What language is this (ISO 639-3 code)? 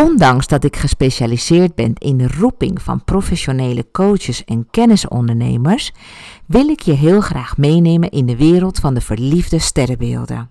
nld